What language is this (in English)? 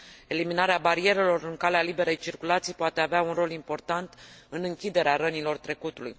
Romanian